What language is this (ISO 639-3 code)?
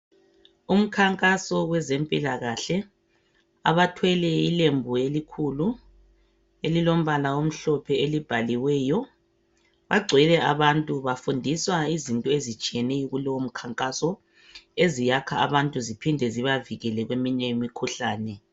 nde